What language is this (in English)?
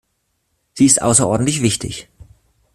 German